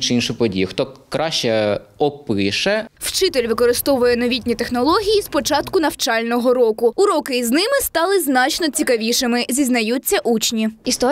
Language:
Ukrainian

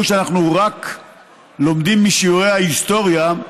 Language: Hebrew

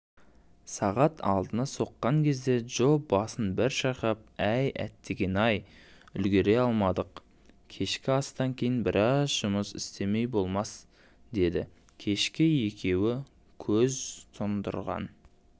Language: Kazakh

